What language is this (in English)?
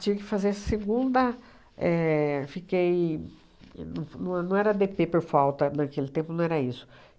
Portuguese